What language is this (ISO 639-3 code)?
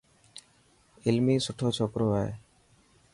mki